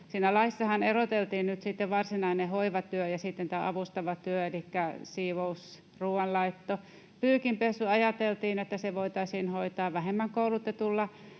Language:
Finnish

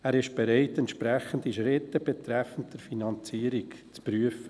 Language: Swiss German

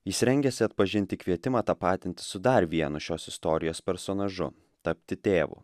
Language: Lithuanian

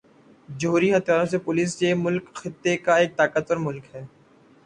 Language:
Urdu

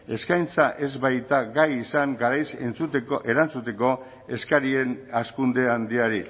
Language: Basque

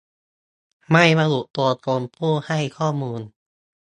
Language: Thai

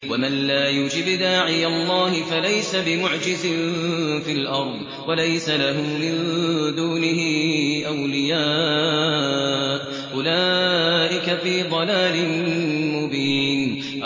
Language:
Arabic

